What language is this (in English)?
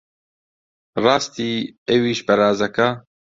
Central Kurdish